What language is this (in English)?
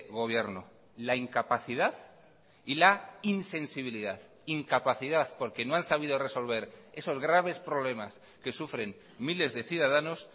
Spanish